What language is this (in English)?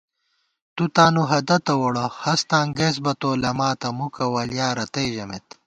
Gawar-Bati